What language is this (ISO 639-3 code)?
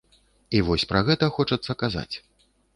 bel